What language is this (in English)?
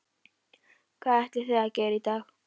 Icelandic